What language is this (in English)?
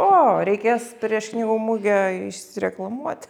Lithuanian